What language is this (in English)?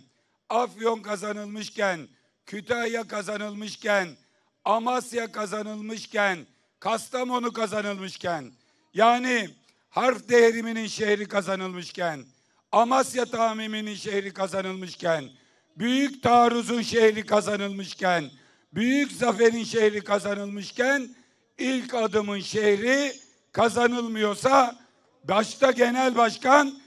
Turkish